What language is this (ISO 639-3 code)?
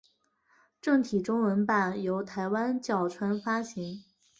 zho